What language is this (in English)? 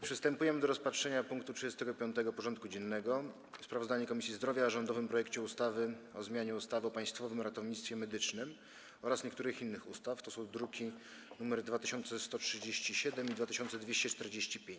Polish